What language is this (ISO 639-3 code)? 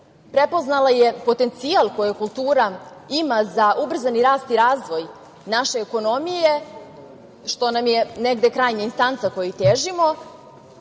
srp